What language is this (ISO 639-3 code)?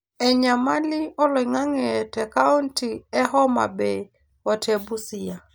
mas